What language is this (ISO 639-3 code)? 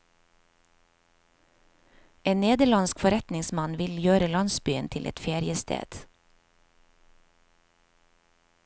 nor